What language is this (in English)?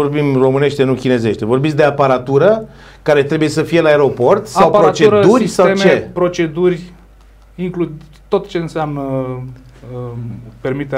Romanian